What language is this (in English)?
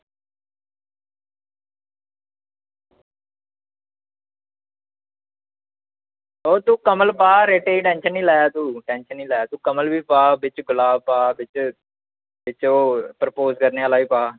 Dogri